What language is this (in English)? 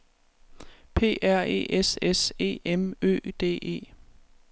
Danish